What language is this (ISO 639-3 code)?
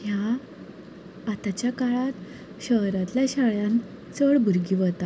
kok